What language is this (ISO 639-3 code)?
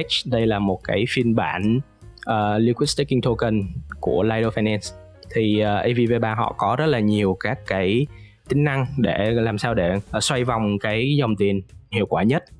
vie